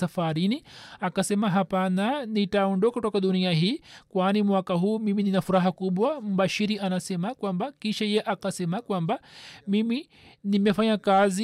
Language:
Swahili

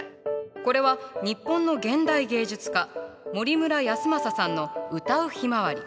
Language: Japanese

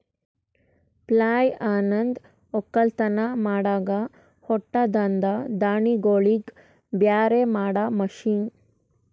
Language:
Kannada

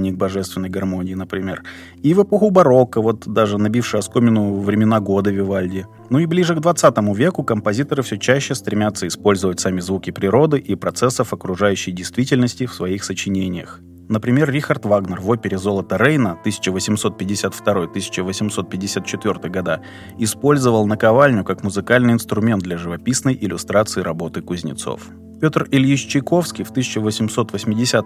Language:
Russian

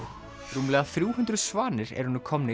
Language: Icelandic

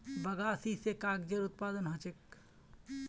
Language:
Magahi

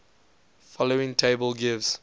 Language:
English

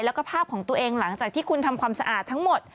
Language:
Thai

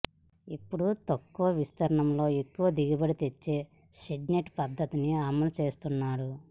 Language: Telugu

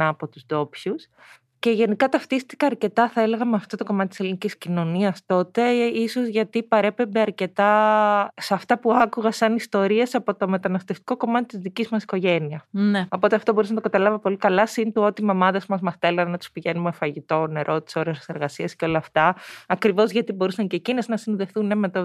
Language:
Greek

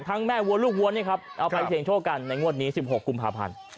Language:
Thai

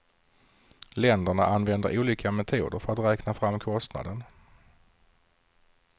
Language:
Swedish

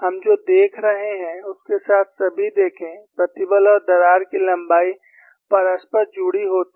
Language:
Hindi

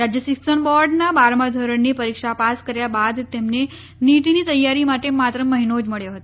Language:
Gujarati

